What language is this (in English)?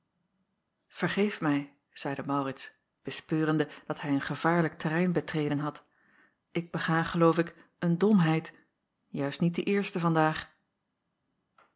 Dutch